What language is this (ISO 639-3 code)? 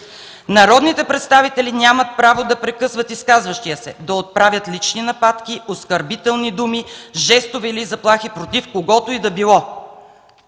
bul